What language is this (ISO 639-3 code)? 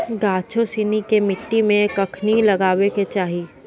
mai